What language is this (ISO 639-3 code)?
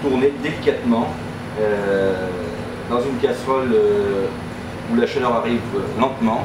fra